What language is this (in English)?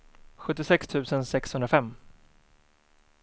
Swedish